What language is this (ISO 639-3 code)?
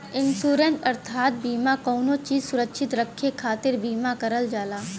bho